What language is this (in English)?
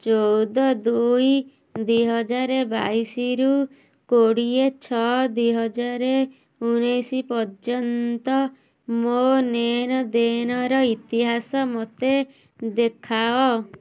Odia